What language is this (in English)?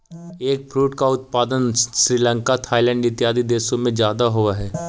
Magahi